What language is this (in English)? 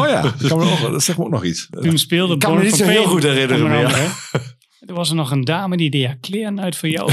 Dutch